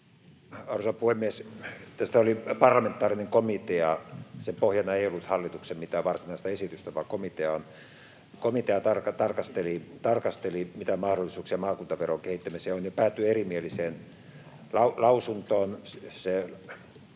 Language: Finnish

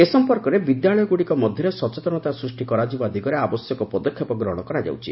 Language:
Odia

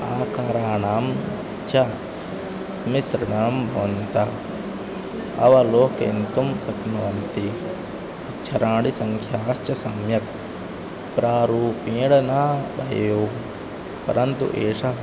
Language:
Sanskrit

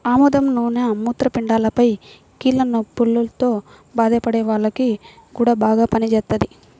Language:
Telugu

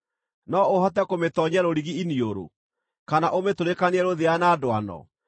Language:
Kikuyu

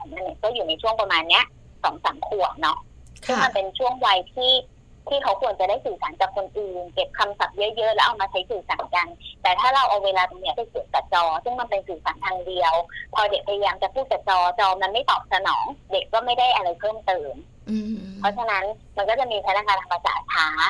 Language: Thai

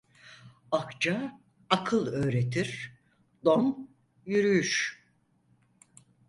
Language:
Turkish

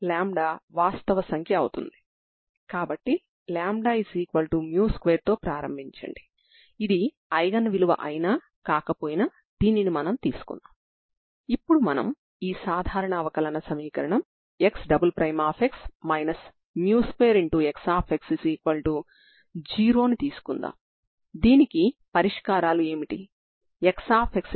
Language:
Telugu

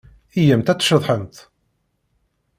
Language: Kabyle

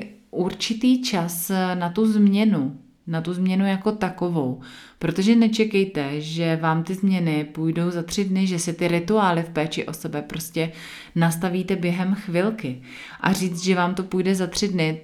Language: Czech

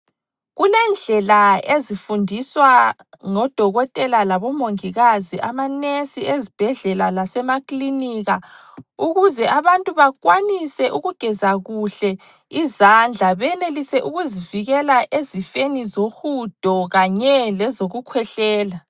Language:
North Ndebele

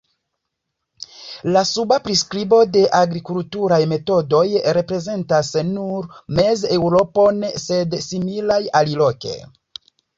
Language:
Esperanto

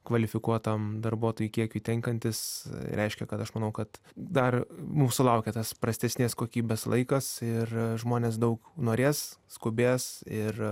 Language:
Lithuanian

